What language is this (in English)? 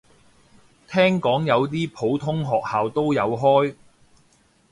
Cantonese